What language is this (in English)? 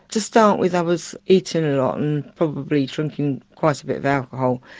English